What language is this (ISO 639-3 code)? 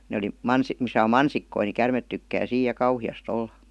fin